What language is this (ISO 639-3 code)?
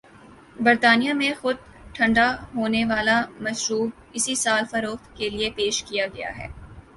urd